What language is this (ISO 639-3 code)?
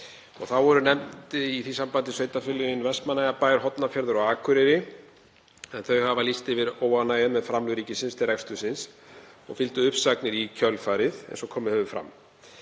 isl